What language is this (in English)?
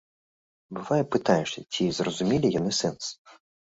Belarusian